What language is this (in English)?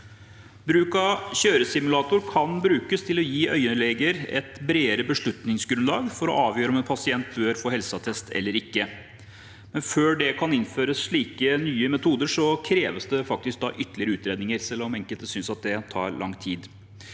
Norwegian